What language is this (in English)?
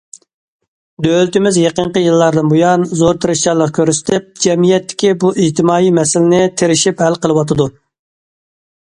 Uyghur